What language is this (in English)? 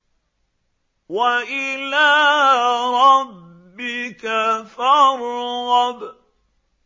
Arabic